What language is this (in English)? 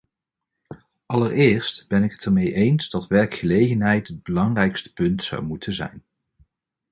Dutch